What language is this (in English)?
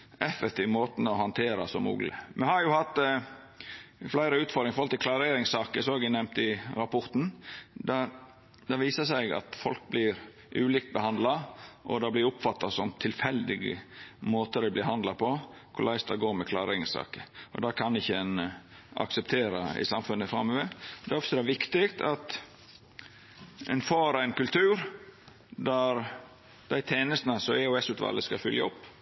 Norwegian Nynorsk